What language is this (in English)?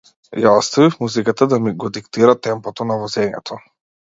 Macedonian